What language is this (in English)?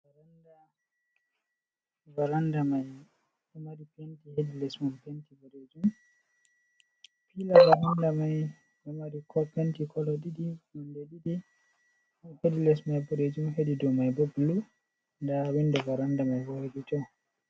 Fula